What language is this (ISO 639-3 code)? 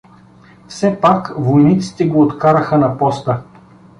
bul